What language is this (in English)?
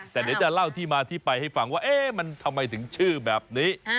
Thai